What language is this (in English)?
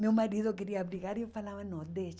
Portuguese